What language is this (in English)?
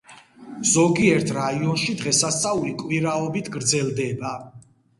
Georgian